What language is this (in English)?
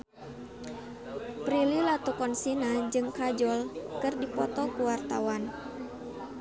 Sundanese